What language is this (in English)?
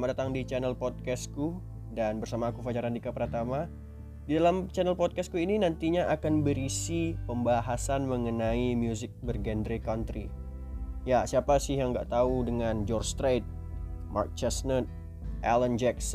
Indonesian